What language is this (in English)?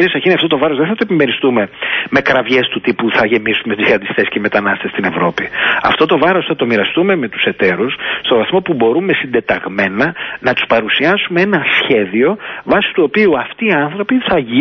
Greek